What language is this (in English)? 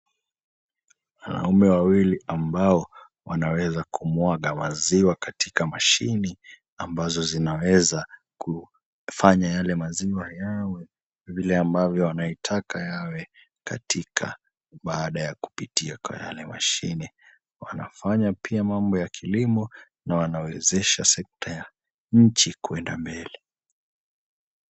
Swahili